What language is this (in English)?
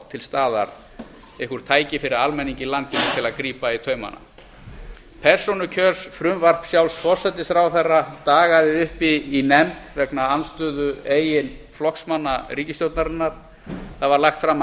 Icelandic